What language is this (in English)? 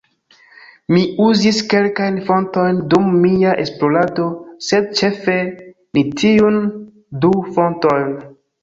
Esperanto